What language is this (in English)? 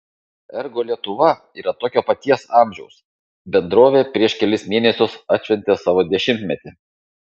Lithuanian